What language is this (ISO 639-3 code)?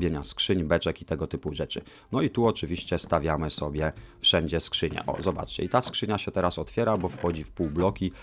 pol